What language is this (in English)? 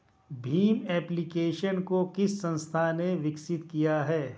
Hindi